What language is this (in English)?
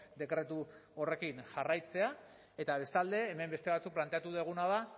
Basque